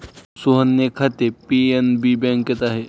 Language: Marathi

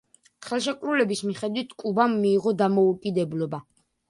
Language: Georgian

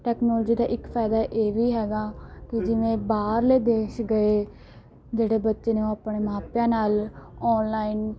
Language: Punjabi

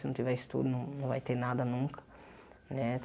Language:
Portuguese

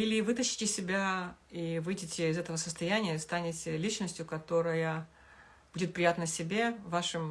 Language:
Russian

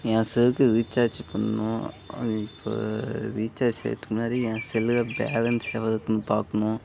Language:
Tamil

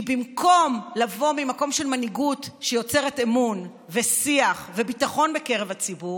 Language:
Hebrew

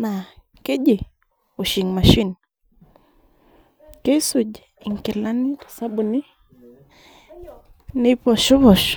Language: Masai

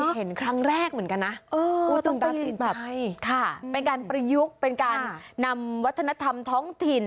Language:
Thai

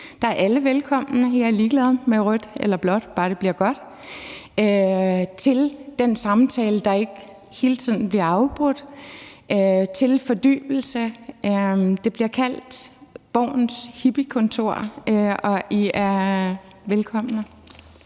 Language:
Danish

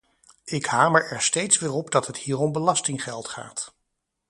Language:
Dutch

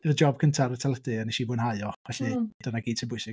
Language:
Welsh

